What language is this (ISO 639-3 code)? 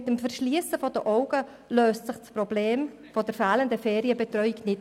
gsw